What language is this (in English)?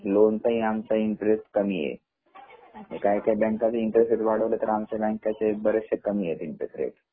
Marathi